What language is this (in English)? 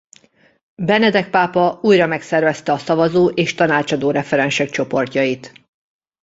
Hungarian